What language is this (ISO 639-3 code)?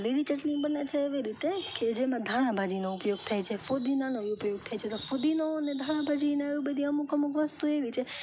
guj